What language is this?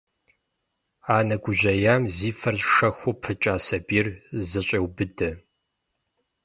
Kabardian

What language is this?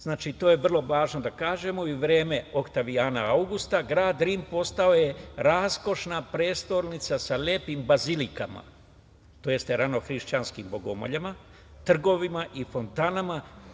Serbian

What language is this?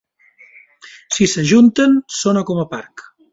Catalan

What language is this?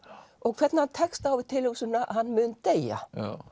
Icelandic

